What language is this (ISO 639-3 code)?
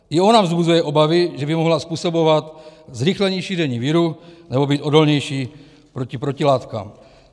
ces